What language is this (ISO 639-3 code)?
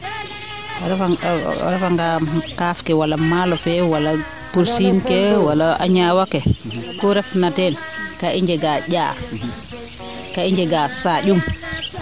srr